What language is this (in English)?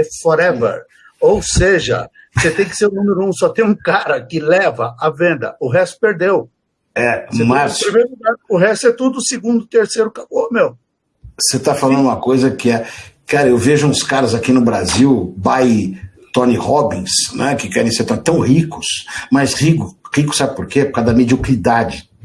Portuguese